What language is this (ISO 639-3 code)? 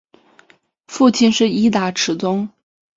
zho